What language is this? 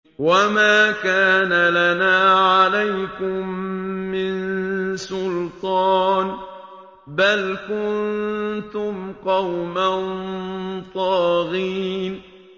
Arabic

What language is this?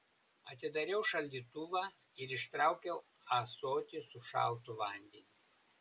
Lithuanian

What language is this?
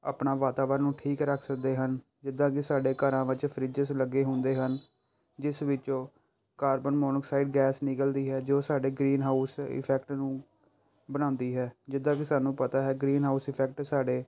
Punjabi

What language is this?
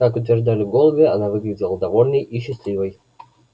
Russian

